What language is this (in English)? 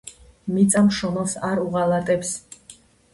Georgian